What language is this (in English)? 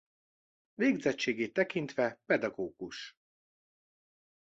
Hungarian